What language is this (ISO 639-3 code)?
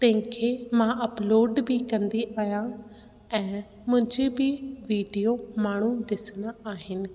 snd